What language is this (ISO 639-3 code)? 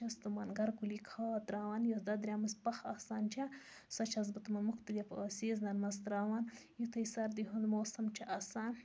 kas